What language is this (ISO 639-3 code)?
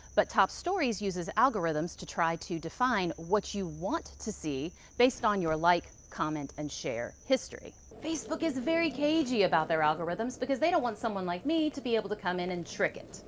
eng